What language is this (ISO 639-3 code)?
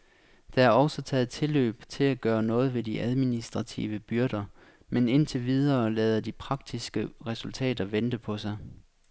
dan